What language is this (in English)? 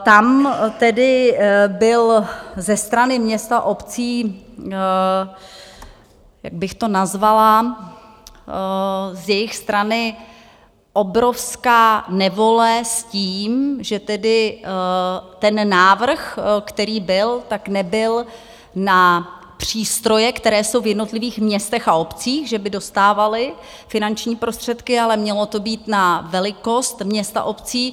Czech